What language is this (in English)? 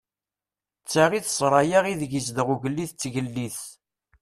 Kabyle